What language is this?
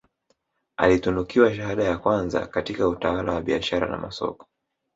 Swahili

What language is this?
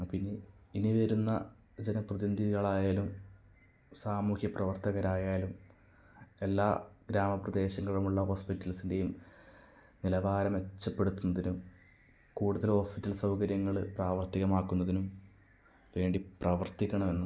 Malayalam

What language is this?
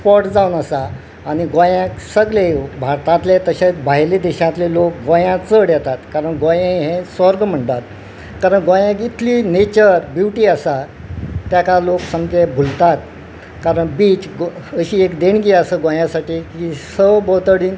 Konkani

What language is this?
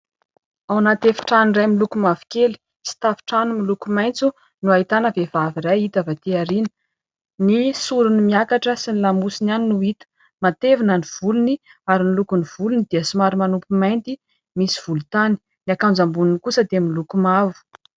Malagasy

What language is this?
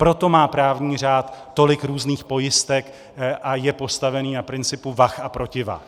Czech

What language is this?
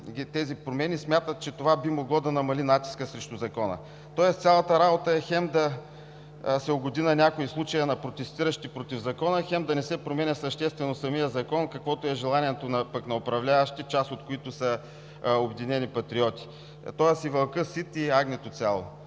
Bulgarian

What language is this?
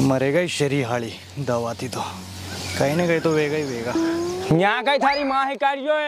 Thai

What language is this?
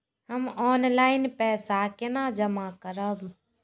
Maithili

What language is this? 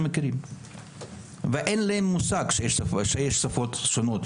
Hebrew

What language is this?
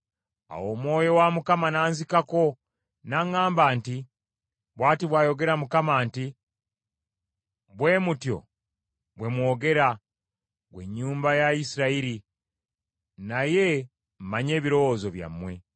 Ganda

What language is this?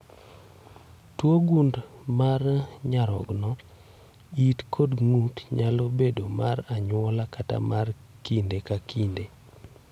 Luo (Kenya and Tanzania)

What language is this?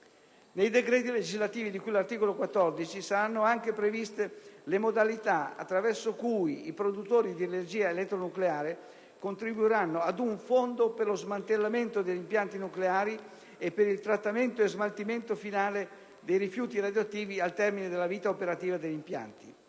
Italian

